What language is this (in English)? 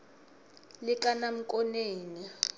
South Ndebele